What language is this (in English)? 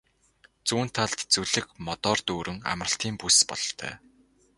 Mongolian